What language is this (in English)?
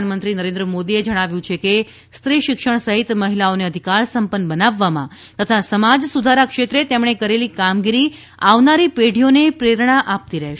Gujarati